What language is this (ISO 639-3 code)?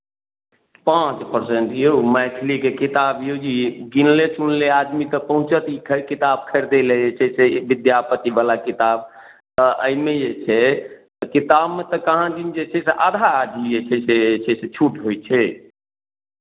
mai